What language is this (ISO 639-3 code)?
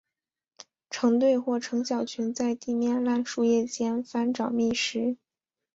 zho